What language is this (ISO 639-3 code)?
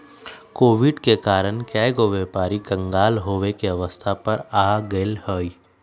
mag